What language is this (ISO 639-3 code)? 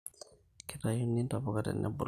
mas